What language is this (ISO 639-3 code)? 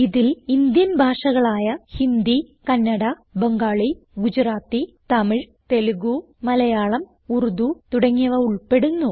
mal